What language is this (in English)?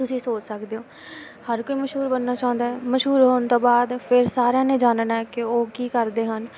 Punjabi